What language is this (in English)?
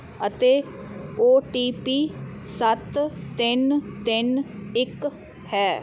Punjabi